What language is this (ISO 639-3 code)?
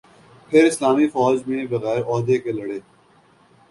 urd